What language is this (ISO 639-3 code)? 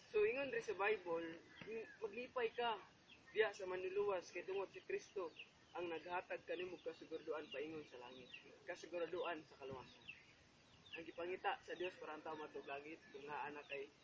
fil